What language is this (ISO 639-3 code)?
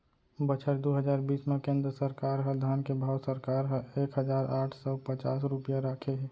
hne